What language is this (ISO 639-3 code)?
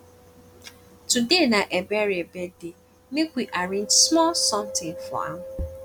pcm